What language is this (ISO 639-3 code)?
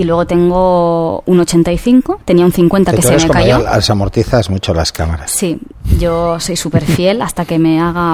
spa